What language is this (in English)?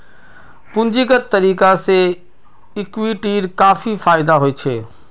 Magahi